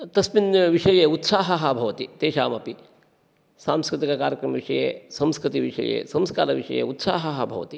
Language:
Sanskrit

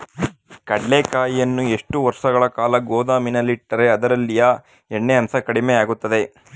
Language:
Kannada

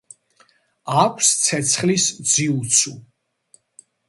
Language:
Georgian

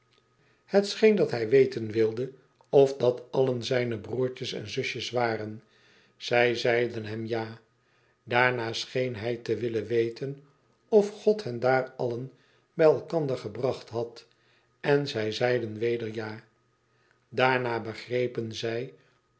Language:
Dutch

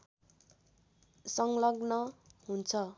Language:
Nepali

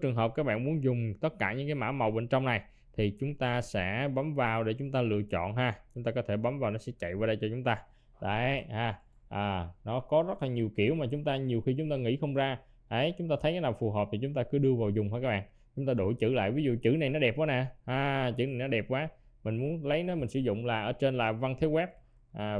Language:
Vietnamese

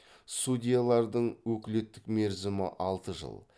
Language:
Kazakh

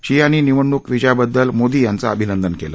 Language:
Marathi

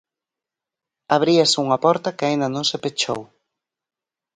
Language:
Galician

